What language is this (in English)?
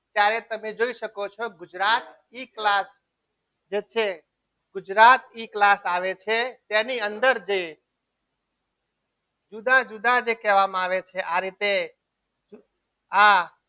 Gujarati